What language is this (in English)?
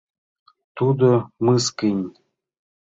Mari